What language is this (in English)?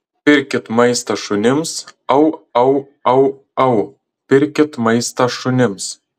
Lithuanian